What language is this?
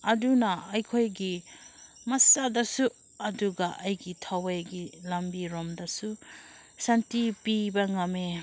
Manipuri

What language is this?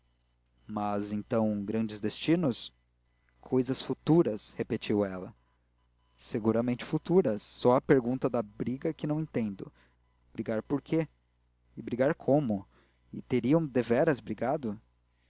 Portuguese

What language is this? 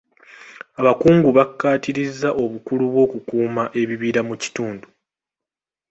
Ganda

